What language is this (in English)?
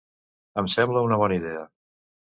Catalan